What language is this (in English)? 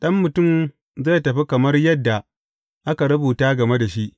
Hausa